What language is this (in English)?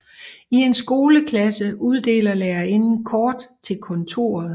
Danish